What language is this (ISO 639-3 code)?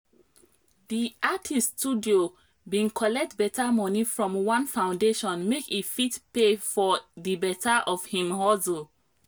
pcm